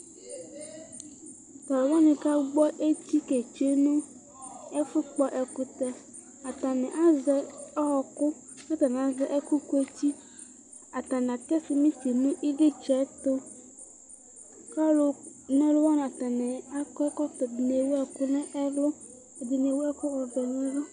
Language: Ikposo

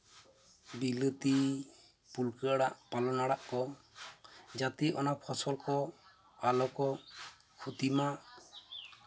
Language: Santali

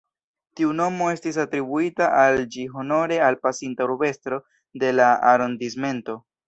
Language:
Esperanto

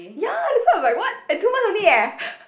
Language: English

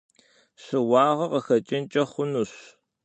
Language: Kabardian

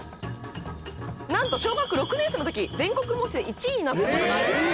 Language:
Japanese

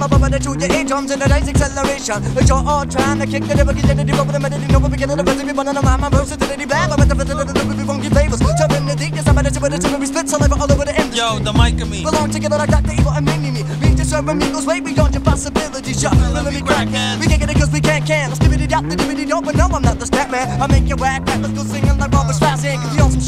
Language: Dutch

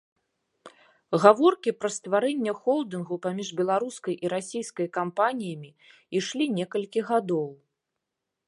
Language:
Belarusian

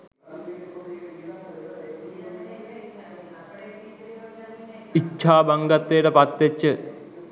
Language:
Sinhala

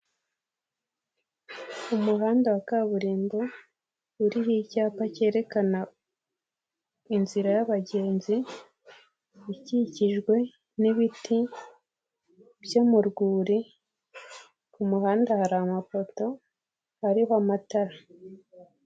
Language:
Kinyarwanda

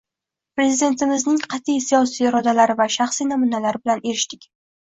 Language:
Uzbek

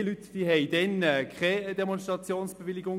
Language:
Swiss German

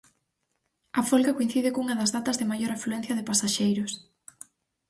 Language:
Galician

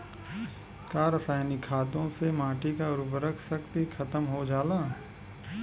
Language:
Bhojpuri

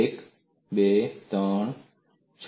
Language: Gujarati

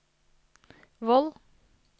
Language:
Norwegian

